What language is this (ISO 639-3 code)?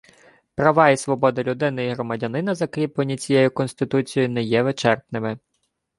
ukr